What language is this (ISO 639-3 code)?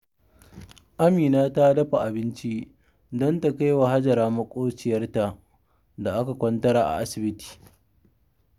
hau